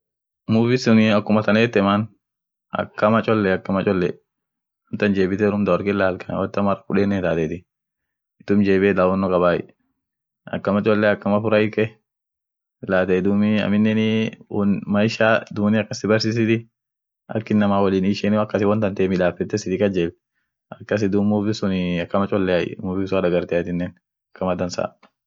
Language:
Orma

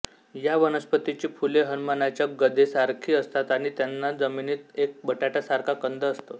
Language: Marathi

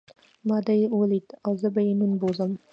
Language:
Pashto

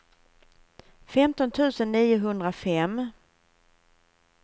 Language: Swedish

